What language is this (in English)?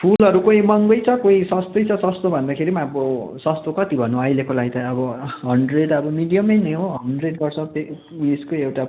Nepali